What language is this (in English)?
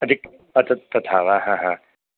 Sanskrit